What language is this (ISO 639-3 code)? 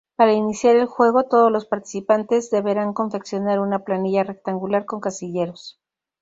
spa